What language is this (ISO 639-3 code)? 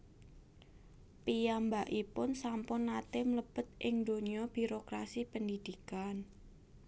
jav